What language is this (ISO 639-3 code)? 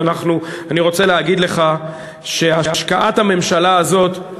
heb